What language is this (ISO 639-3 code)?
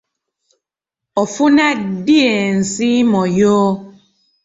lug